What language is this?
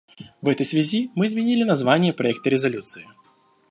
Russian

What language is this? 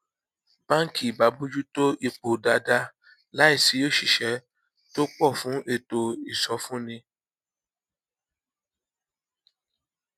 Yoruba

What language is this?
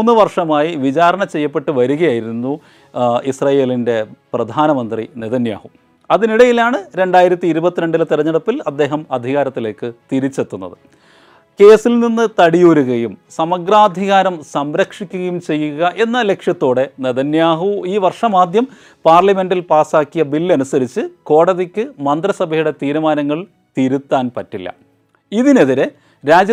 Malayalam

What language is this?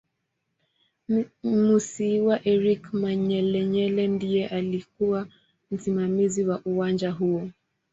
Swahili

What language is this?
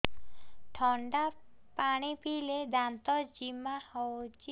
Odia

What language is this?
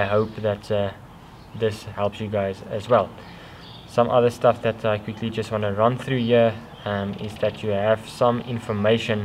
English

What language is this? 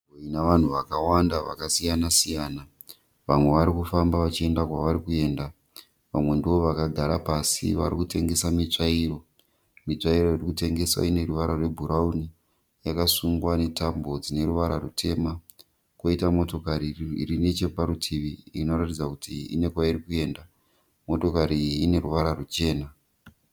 Shona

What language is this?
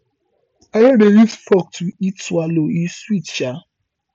Nigerian Pidgin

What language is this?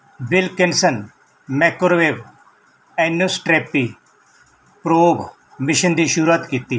Punjabi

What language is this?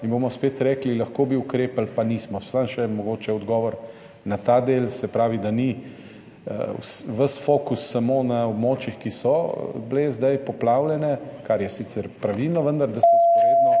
Slovenian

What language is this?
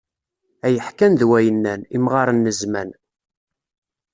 Kabyle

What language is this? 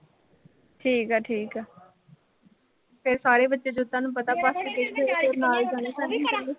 Punjabi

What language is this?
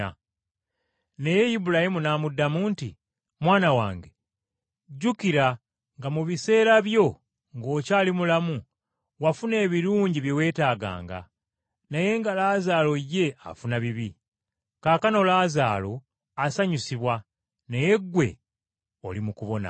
Ganda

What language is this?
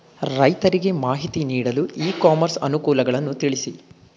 Kannada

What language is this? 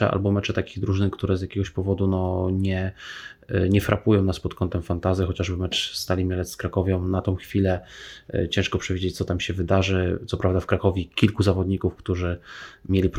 Polish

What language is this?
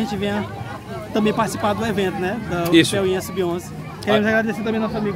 Portuguese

